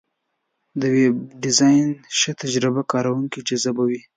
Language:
Pashto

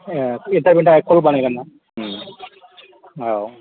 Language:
Bodo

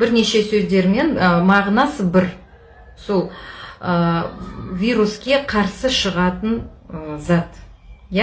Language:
Kazakh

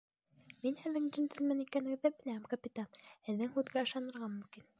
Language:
Bashkir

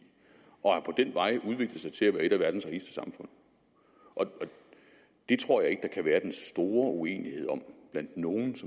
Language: Danish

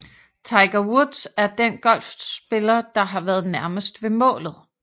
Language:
Danish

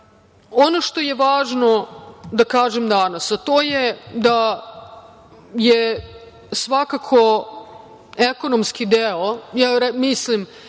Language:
Serbian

